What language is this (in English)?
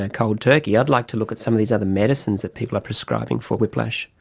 English